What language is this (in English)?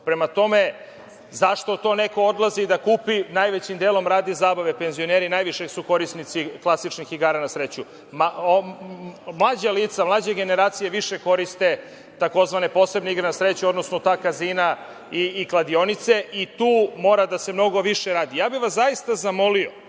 Serbian